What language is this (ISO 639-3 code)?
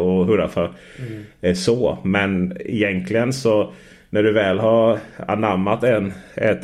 swe